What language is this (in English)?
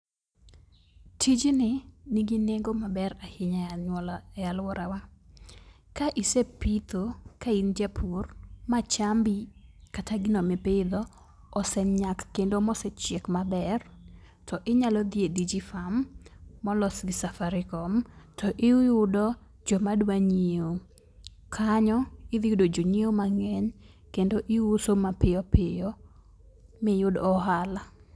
Luo (Kenya and Tanzania)